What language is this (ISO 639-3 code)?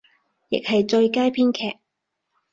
yue